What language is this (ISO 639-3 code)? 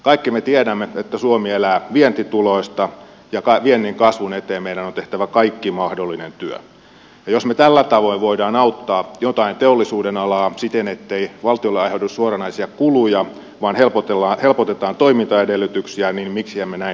fin